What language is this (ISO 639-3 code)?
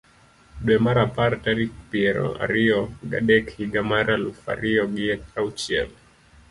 luo